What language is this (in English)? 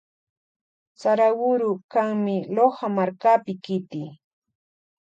Loja Highland Quichua